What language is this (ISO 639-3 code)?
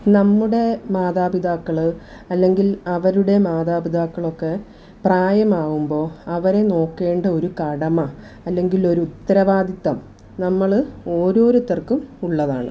mal